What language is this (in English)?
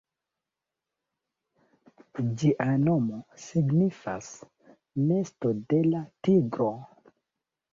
Esperanto